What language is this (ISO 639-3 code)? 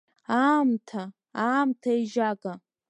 abk